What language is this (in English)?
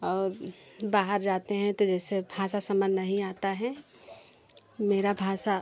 Hindi